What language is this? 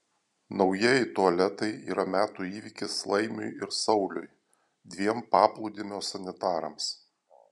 Lithuanian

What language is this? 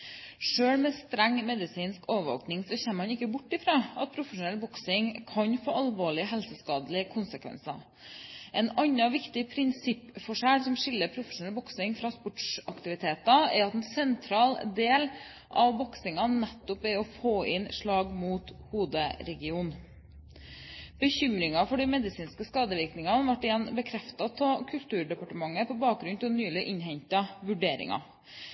Norwegian Bokmål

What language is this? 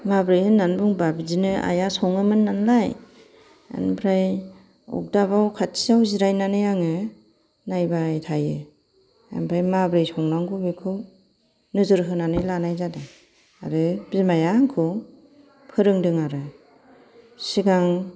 Bodo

